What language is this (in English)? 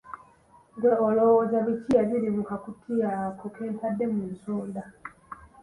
Ganda